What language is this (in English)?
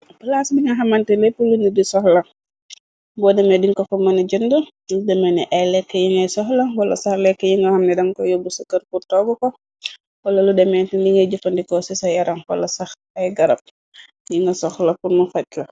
Wolof